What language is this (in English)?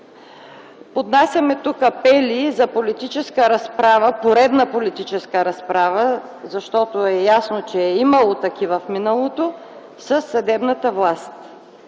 Bulgarian